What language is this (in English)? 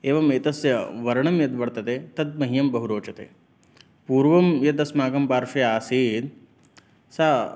Sanskrit